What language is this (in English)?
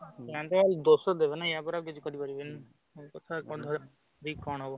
Odia